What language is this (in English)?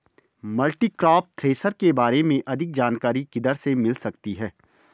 Hindi